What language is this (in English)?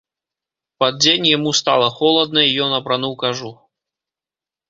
Belarusian